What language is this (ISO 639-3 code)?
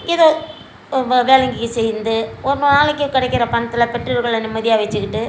tam